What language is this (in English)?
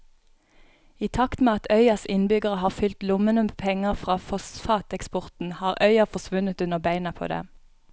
Norwegian